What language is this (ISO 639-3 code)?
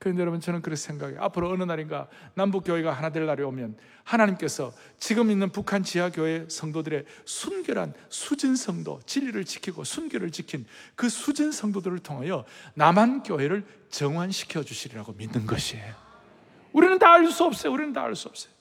kor